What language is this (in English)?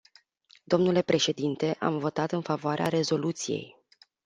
Romanian